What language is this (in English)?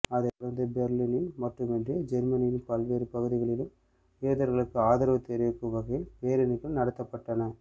Tamil